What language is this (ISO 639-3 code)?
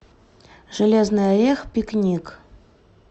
rus